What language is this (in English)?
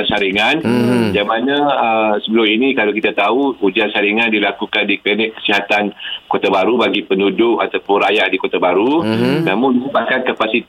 Malay